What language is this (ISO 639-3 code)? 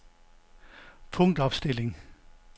dan